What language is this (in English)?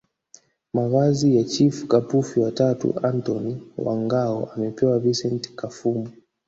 Swahili